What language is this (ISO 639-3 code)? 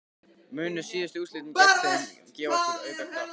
isl